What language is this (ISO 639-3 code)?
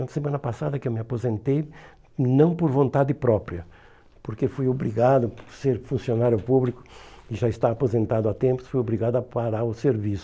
por